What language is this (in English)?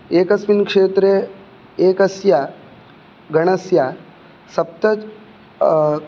Sanskrit